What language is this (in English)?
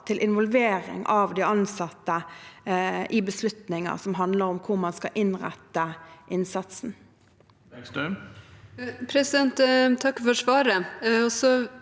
Norwegian